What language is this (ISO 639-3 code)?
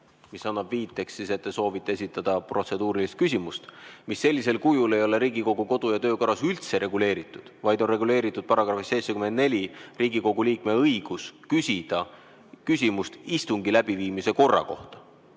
est